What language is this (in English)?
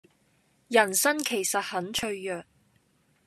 Cantonese